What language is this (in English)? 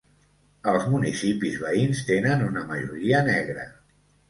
Catalan